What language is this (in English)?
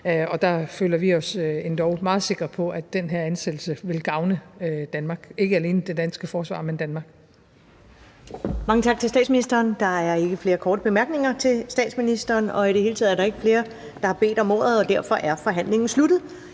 Danish